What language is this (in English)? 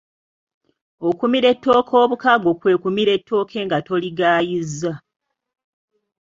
Ganda